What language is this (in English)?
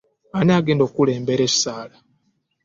Ganda